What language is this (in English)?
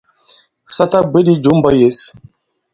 Bankon